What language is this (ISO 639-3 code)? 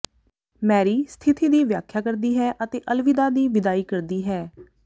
pan